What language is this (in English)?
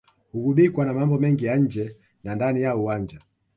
Swahili